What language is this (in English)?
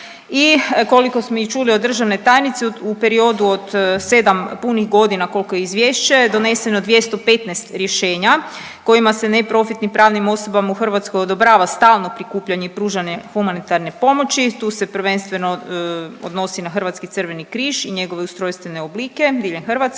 Croatian